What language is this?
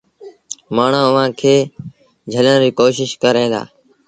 Sindhi Bhil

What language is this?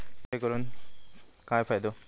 Marathi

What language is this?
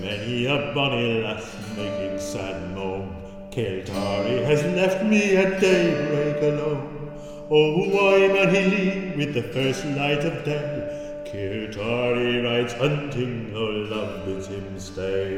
Danish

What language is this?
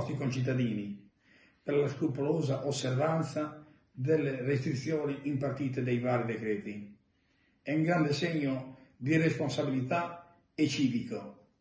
Italian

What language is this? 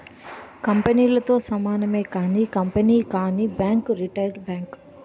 Telugu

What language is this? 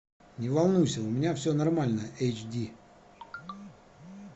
Russian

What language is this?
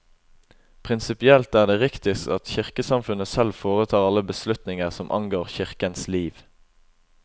Norwegian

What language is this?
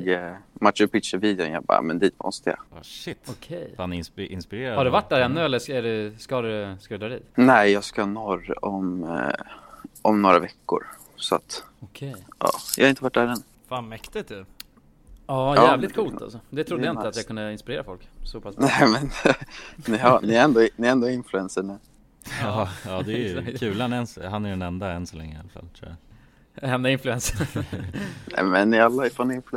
Swedish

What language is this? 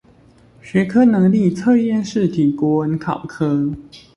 Chinese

